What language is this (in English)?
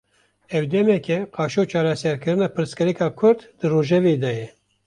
Kurdish